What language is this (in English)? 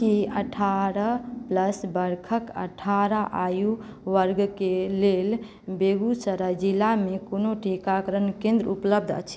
Maithili